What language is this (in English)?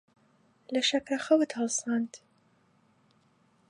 Central Kurdish